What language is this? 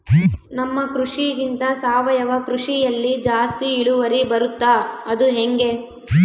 Kannada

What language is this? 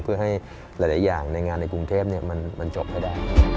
Thai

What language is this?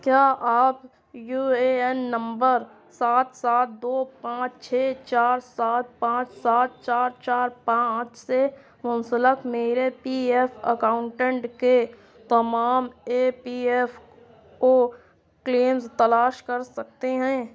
Urdu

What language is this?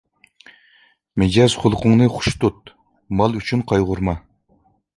Uyghur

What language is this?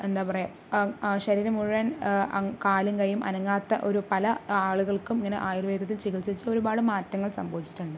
Malayalam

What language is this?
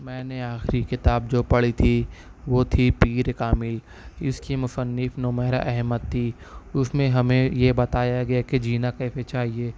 Urdu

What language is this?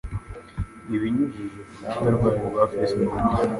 Kinyarwanda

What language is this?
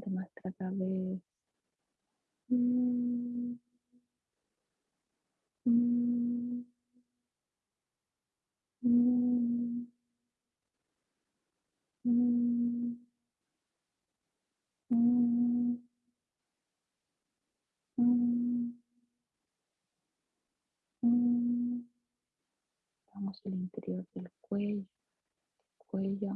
Spanish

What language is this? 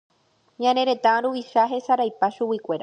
Guarani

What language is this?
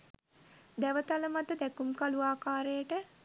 Sinhala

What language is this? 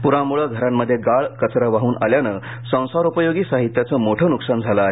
Marathi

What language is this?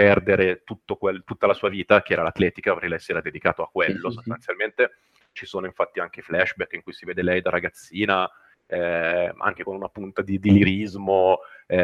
Italian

